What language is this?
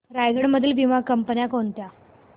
Marathi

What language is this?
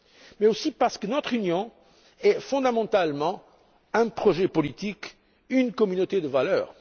French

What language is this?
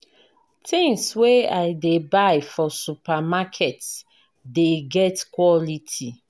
Nigerian Pidgin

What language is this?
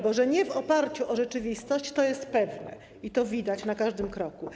Polish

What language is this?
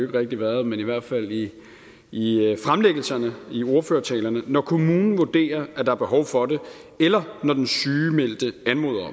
Danish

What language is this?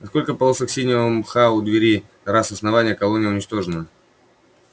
Russian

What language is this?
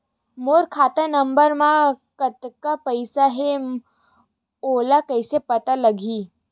Chhattisgarhi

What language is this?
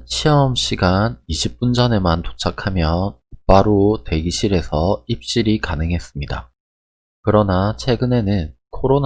Korean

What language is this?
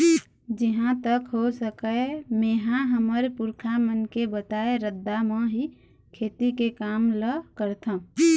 Chhattisgarhi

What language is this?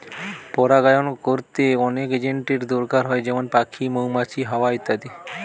Bangla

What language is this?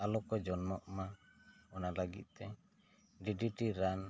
Santali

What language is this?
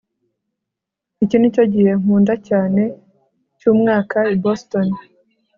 Kinyarwanda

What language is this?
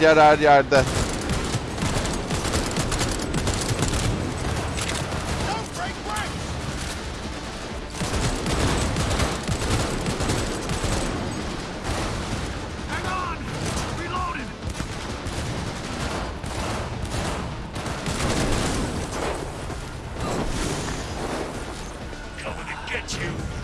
Turkish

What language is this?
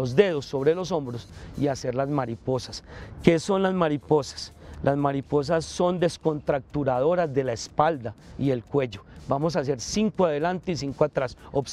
Spanish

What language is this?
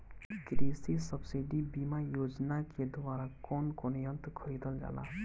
Bhojpuri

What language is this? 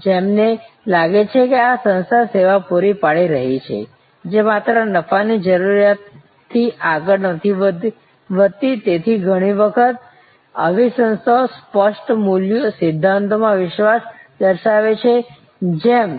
Gujarati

